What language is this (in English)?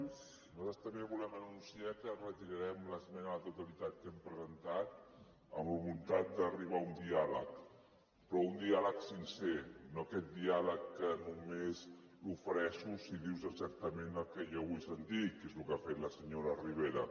Catalan